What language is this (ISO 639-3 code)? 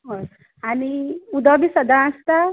kok